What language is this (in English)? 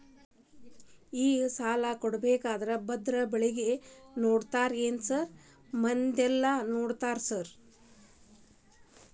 Kannada